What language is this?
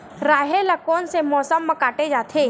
Chhattisgarhi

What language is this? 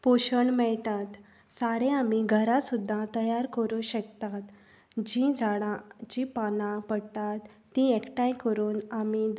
Konkani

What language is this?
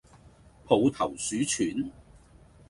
Cantonese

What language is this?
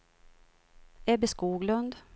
Swedish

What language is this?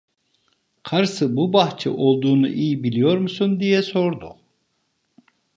Turkish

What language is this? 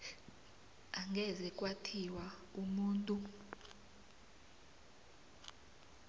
South Ndebele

